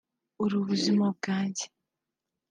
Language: Kinyarwanda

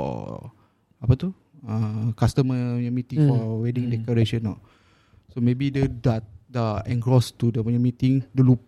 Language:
Malay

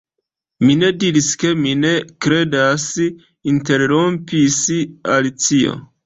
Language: Esperanto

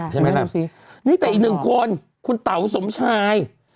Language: Thai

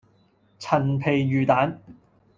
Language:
Cantonese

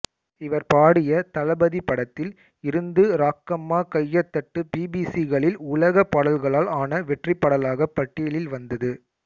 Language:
Tamil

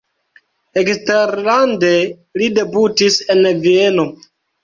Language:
Esperanto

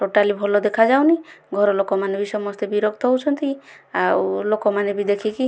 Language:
Odia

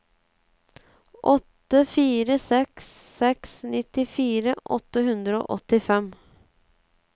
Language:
Norwegian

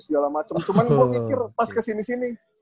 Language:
Indonesian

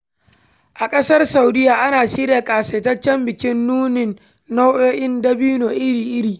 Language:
Hausa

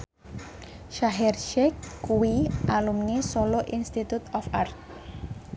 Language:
Javanese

